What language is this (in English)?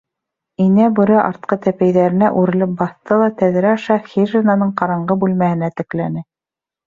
Bashkir